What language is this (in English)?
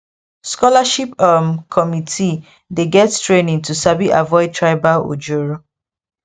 Nigerian Pidgin